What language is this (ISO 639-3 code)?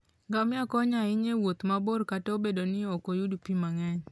luo